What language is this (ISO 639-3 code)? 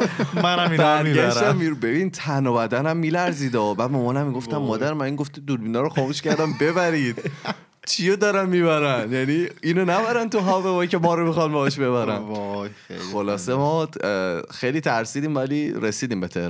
fas